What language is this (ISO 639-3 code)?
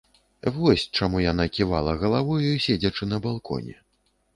bel